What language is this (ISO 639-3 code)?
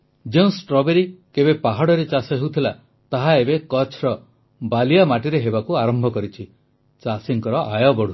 ori